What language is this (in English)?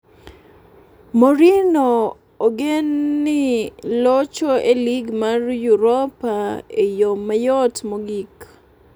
Luo (Kenya and Tanzania)